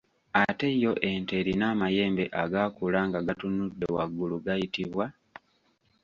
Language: Ganda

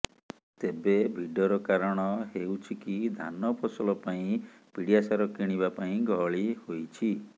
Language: Odia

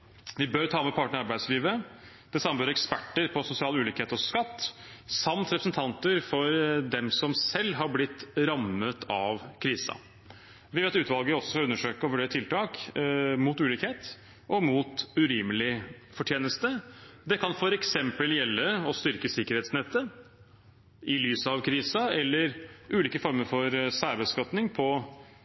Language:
Norwegian Bokmål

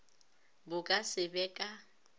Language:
Northern Sotho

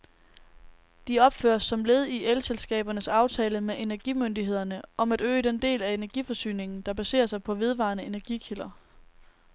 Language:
Danish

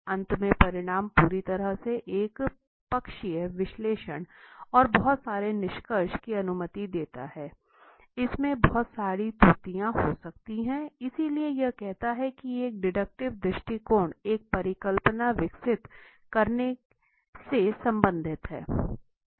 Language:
Hindi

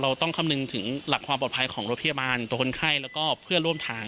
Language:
Thai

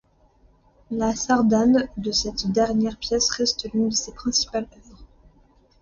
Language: French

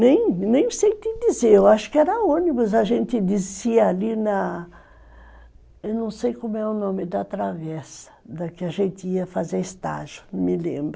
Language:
Portuguese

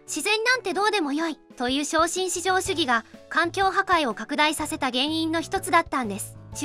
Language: Japanese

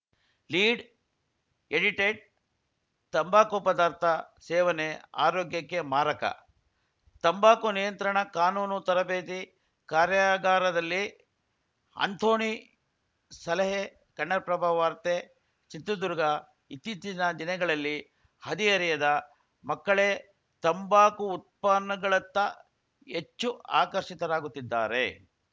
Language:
Kannada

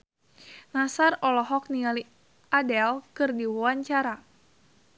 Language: Sundanese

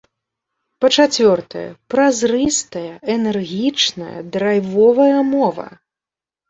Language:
Belarusian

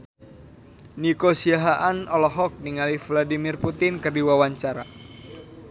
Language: Sundanese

